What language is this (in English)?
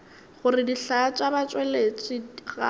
Northern Sotho